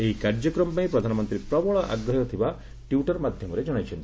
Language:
Odia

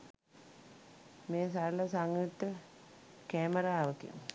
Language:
Sinhala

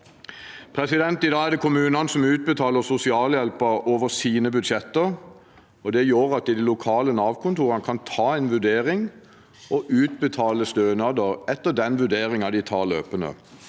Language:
Norwegian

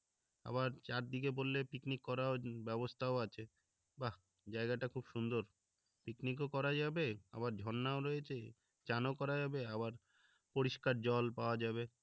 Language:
Bangla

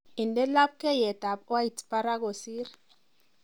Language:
Kalenjin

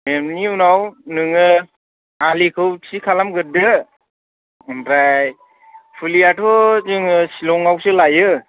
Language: Bodo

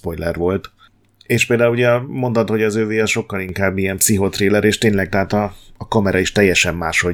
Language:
Hungarian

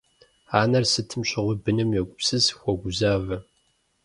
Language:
Kabardian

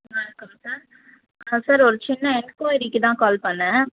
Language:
Tamil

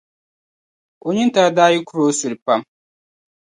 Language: Dagbani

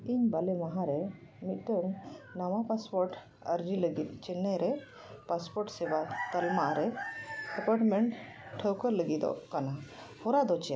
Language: Santali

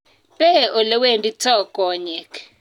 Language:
Kalenjin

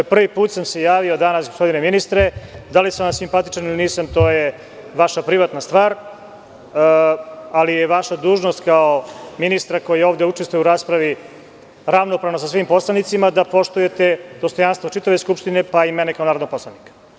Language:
Serbian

